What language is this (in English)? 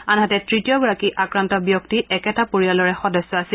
Assamese